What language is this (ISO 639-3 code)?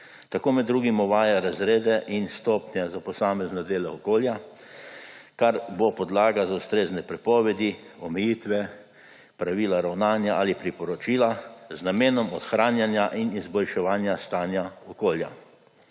slv